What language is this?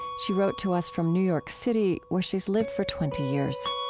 English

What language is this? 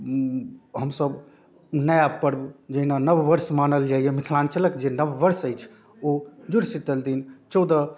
Maithili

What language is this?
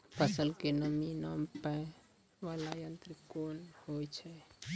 Maithili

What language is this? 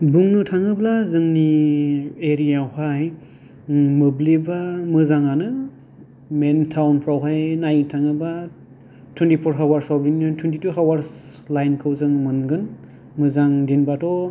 Bodo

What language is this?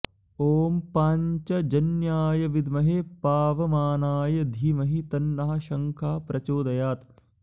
Sanskrit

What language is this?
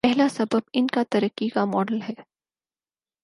Urdu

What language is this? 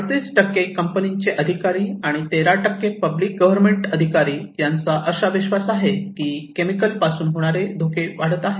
Marathi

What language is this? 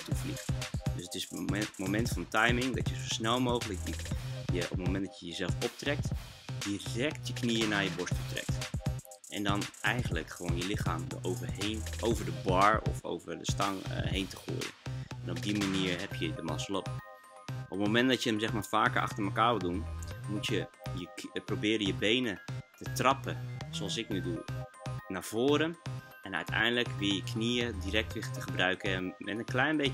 Dutch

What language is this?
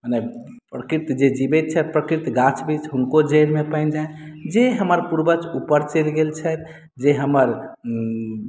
Maithili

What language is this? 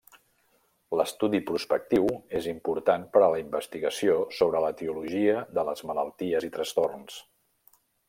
Catalan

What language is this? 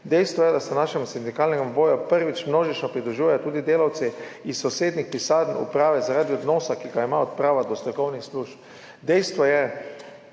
Slovenian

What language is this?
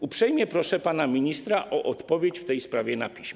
Polish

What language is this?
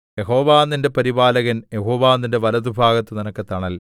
Malayalam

